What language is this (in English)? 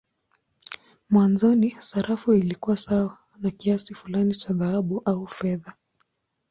Swahili